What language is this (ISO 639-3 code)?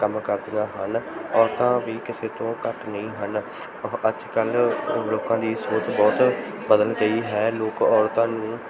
pan